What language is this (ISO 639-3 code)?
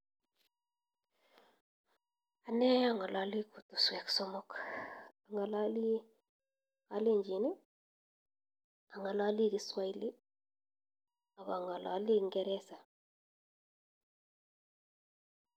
kln